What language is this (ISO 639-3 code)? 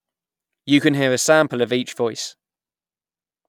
eng